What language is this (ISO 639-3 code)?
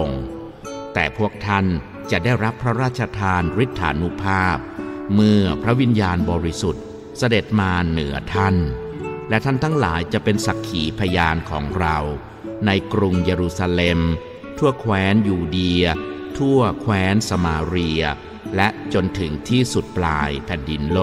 tha